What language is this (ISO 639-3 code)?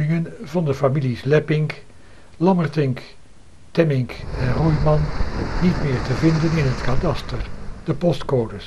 nld